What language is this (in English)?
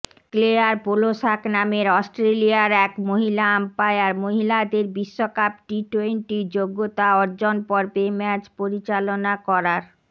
Bangla